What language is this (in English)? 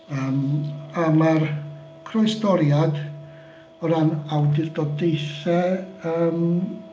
Welsh